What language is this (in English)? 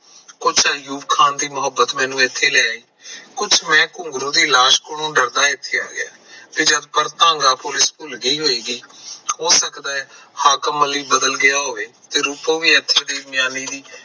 Punjabi